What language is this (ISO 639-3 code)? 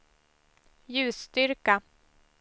swe